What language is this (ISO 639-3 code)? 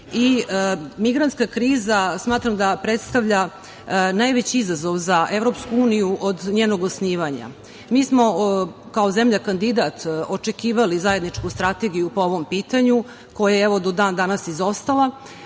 srp